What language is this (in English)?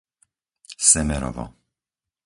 Slovak